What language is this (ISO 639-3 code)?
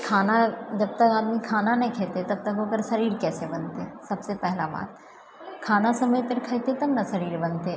mai